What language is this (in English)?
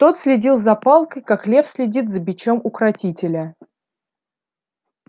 Russian